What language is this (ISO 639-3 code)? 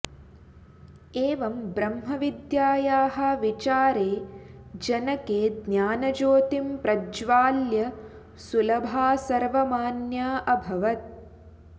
san